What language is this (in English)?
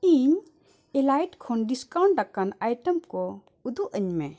Santali